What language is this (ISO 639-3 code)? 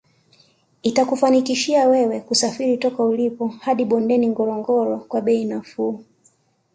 swa